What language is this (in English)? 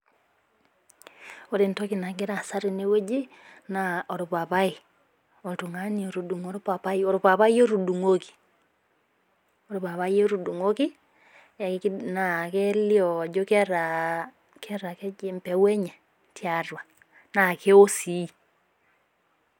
Masai